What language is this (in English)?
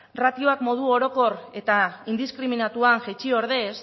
Basque